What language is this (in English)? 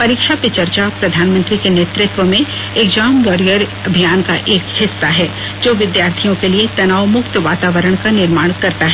Hindi